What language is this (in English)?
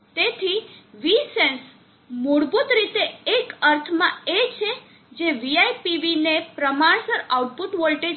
Gujarati